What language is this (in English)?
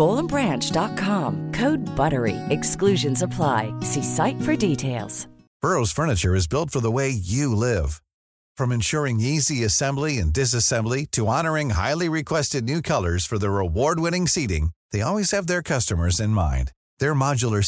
Urdu